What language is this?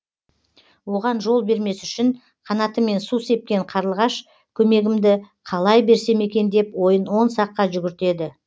Kazakh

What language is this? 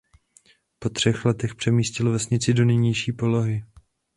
Czech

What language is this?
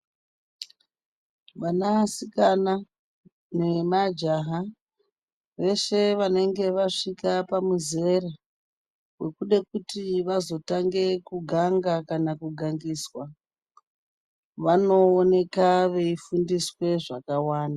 Ndau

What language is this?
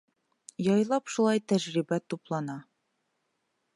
Bashkir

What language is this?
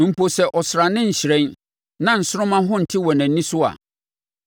Akan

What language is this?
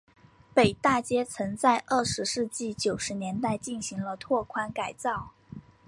Chinese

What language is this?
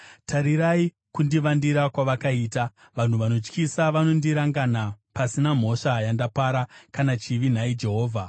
Shona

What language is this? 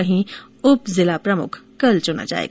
Hindi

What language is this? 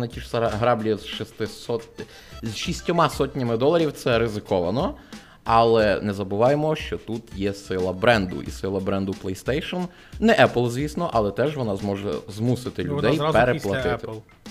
Ukrainian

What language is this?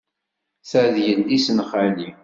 Kabyle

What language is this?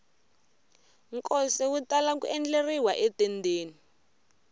Tsonga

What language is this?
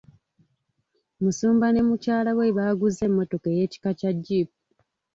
Ganda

